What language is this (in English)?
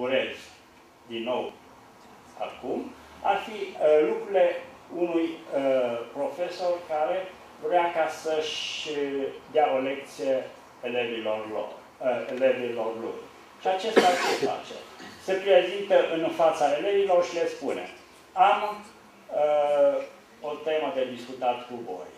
Romanian